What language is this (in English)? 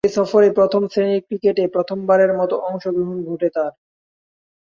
Bangla